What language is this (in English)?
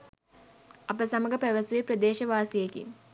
Sinhala